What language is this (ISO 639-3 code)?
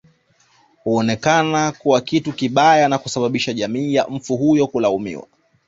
swa